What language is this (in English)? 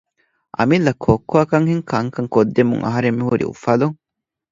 Divehi